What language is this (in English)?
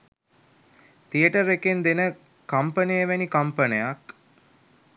Sinhala